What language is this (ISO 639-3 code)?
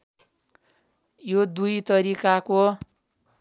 nep